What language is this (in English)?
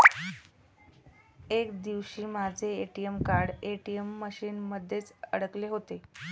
Marathi